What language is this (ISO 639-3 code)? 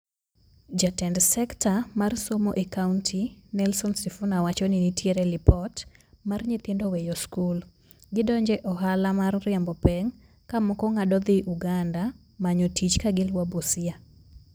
luo